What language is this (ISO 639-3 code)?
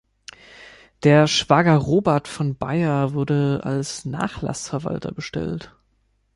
deu